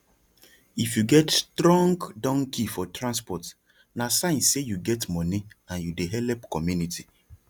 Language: Nigerian Pidgin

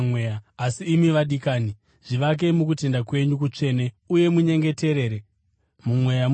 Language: Shona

